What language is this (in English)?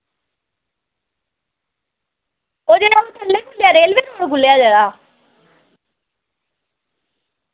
Dogri